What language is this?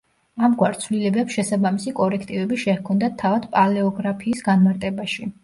Georgian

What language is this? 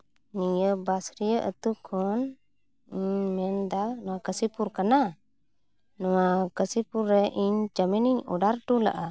Santali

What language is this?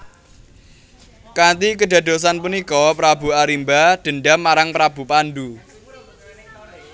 Javanese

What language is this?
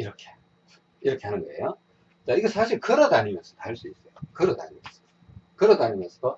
Korean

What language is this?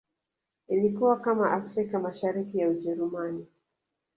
Swahili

